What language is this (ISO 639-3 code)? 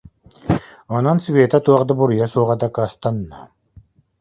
sah